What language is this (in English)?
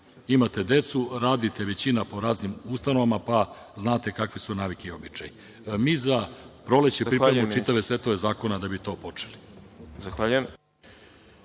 Serbian